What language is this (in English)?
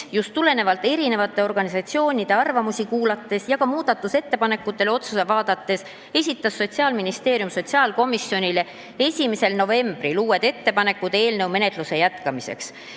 Estonian